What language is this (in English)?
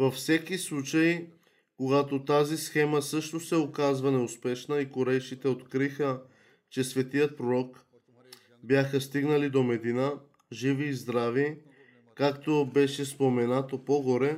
Bulgarian